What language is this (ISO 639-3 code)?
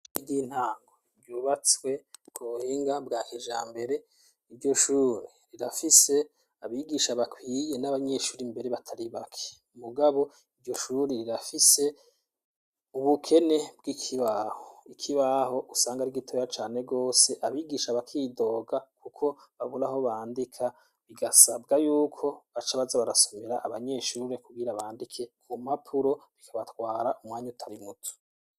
run